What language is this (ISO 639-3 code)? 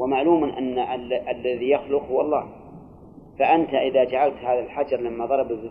ara